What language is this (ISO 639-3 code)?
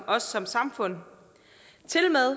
dan